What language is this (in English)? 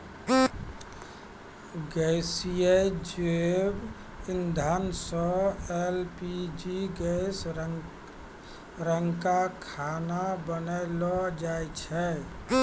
Maithili